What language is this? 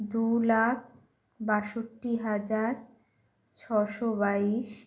Bangla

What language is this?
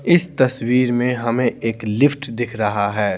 Hindi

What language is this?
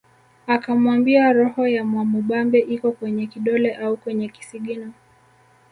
Swahili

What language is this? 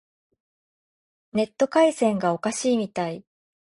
Japanese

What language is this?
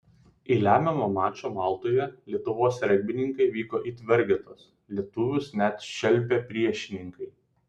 Lithuanian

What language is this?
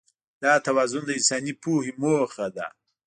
Pashto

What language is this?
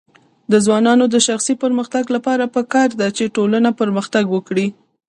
Pashto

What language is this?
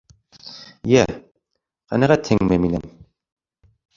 Bashkir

